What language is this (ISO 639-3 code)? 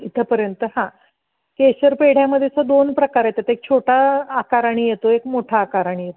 mar